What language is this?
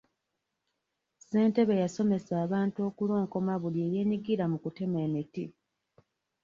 Ganda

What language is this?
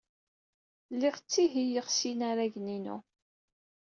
Kabyle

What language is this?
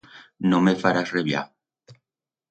Aragonese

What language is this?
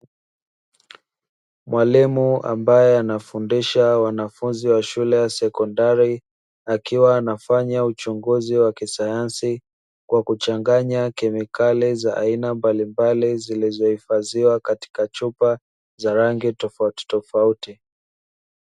Swahili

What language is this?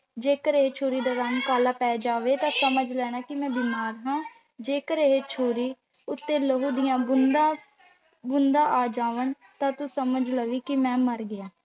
Punjabi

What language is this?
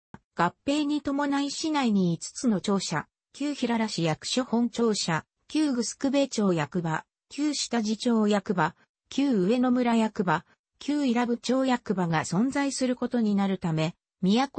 Japanese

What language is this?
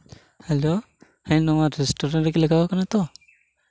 Santali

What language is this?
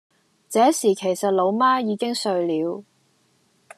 Cantonese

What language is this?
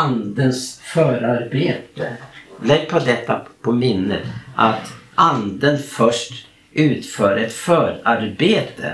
Swedish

